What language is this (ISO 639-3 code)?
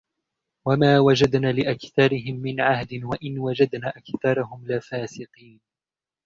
ara